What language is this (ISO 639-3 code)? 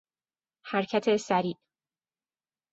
fas